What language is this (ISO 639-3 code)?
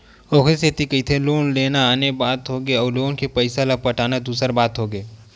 hne